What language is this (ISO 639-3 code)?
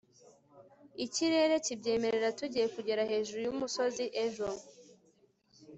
kin